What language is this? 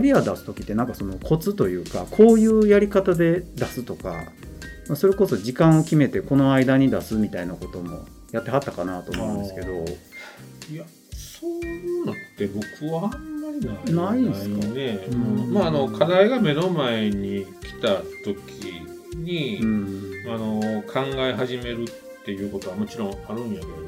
Japanese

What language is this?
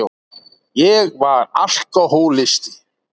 Icelandic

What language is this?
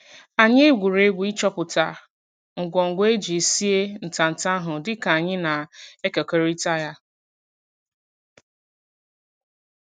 Igbo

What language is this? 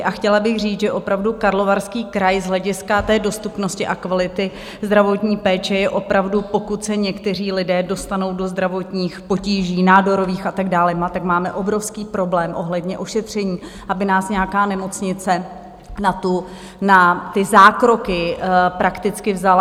Czech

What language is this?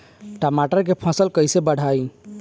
Bhojpuri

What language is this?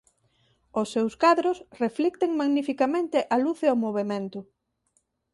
Galician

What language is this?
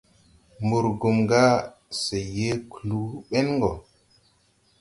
Tupuri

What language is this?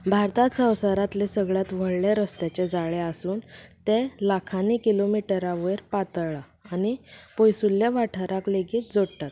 Konkani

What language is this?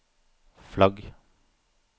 Norwegian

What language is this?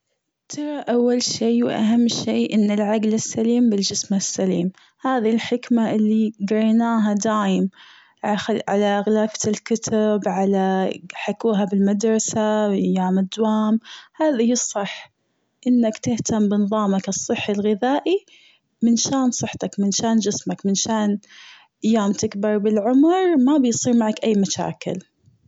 Gulf Arabic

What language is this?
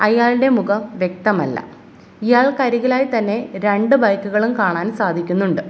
Malayalam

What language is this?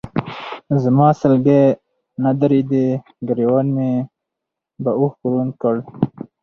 Pashto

